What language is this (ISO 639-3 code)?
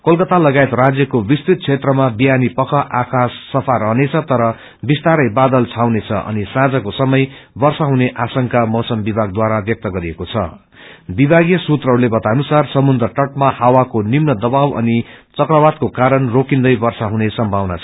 nep